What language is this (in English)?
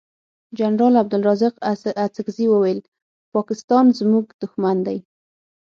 Pashto